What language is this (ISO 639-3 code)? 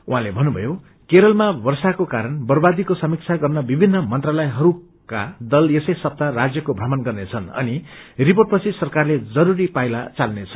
nep